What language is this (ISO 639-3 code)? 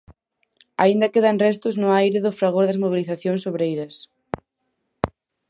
glg